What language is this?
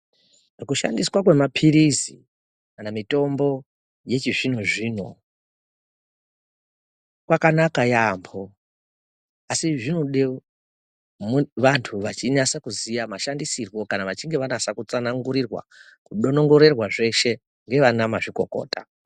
Ndau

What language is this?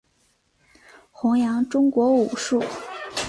Chinese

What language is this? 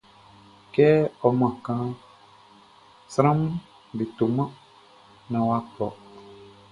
Baoulé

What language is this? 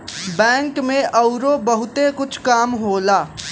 Bhojpuri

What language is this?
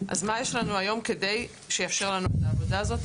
Hebrew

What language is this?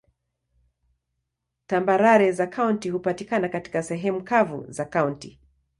Swahili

